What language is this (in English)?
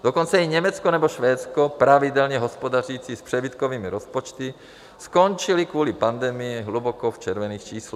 Czech